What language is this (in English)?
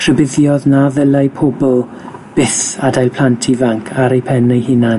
Welsh